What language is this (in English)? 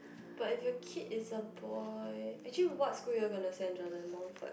English